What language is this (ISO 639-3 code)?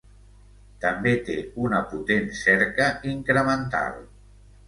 cat